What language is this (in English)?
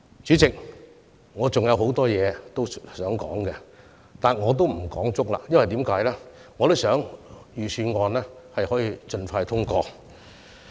Cantonese